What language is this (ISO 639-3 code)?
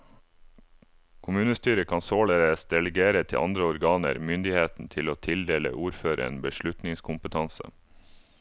nor